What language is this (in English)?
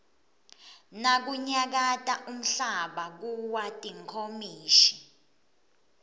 Swati